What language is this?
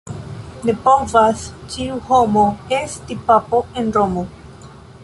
Esperanto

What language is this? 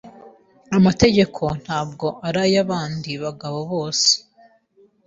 Kinyarwanda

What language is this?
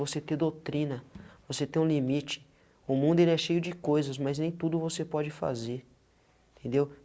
Portuguese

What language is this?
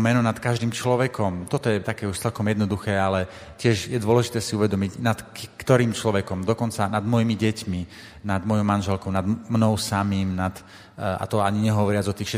Slovak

